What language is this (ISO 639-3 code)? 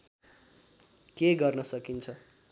nep